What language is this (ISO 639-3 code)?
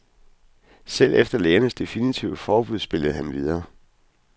dan